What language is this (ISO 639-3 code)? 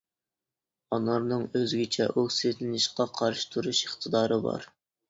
uig